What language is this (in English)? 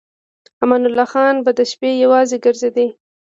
Pashto